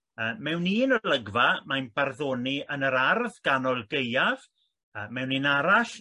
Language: Welsh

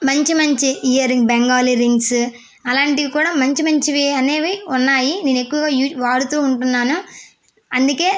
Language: Telugu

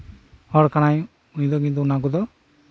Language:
Santali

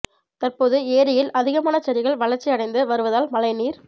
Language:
Tamil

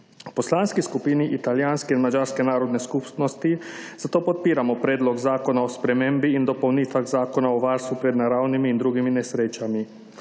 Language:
Slovenian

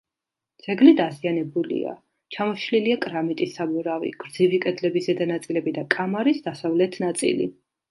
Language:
Georgian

